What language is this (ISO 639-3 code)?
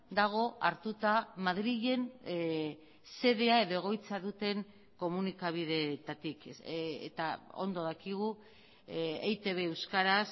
eus